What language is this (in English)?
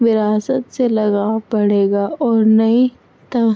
Urdu